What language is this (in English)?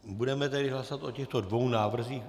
Czech